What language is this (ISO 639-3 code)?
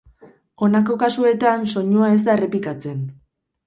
eus